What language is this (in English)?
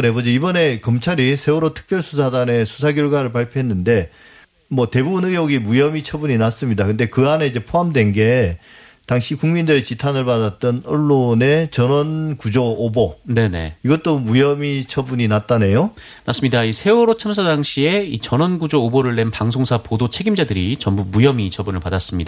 Korean